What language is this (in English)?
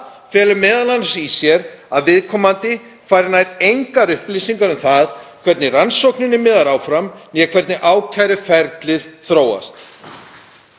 Icelandic